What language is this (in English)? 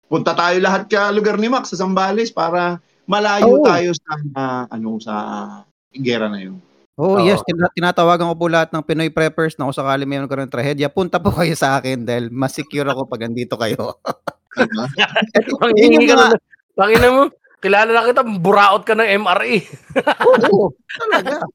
Filipino